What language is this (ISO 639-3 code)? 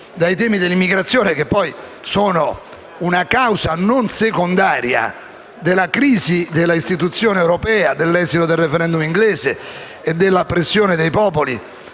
ita